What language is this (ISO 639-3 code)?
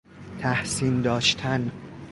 fas